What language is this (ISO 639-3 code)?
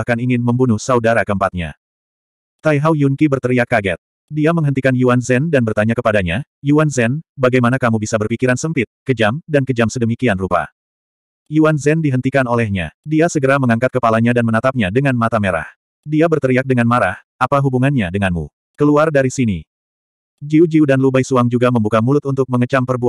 ind